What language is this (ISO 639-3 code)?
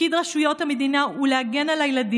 heb